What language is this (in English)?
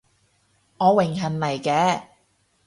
Cantonese